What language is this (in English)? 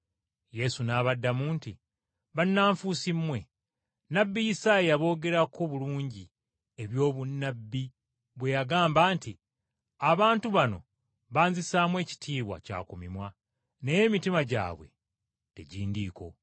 Ganda